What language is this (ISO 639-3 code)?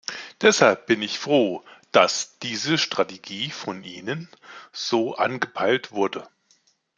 deu